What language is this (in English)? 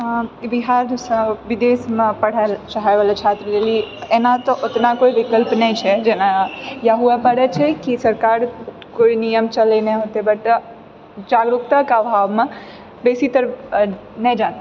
Maithili